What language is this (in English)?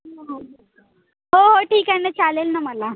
Marathi